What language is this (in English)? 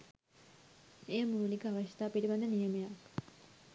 Sinhala